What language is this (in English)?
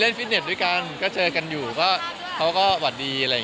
Thai